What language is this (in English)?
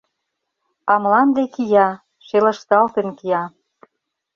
Mari